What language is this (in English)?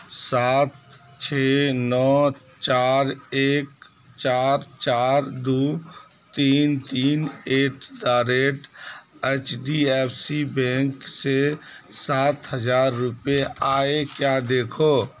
Urdu